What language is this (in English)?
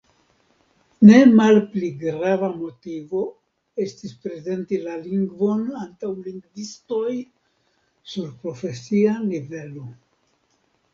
Esperanto